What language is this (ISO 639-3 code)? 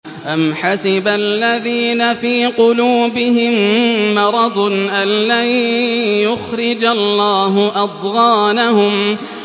ara